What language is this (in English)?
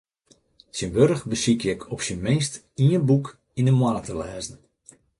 Western Frisian